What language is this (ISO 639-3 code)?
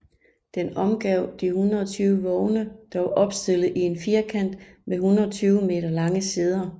dan